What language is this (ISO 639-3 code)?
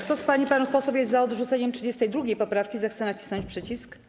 pol